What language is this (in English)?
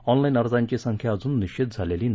Marathi